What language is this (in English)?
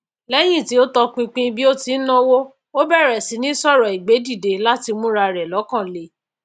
Yoruba